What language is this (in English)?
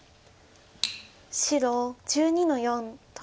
Japanese